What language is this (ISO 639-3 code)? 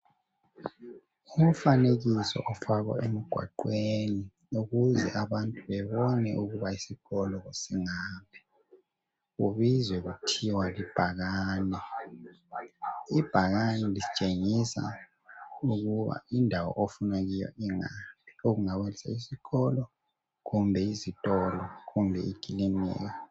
nde